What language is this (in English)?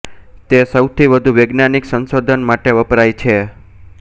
Gujarati